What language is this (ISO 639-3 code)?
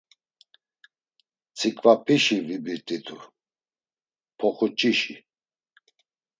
lzz